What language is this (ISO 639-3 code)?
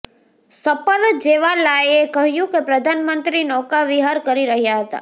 guj